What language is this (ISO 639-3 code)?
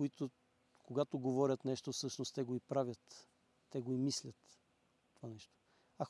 bul